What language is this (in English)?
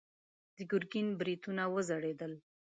Pashto